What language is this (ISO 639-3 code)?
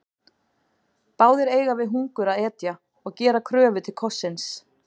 isl